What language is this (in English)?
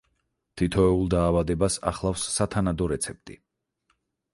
Georgian